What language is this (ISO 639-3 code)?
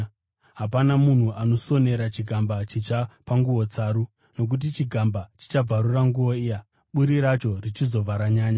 sna